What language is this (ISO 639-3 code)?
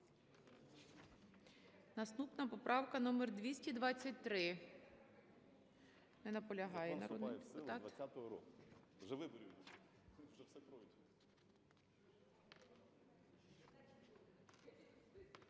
ukr